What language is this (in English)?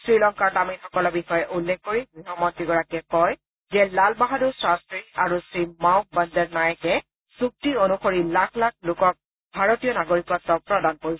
Assamese